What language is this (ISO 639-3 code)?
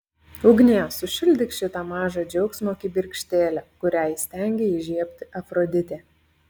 lit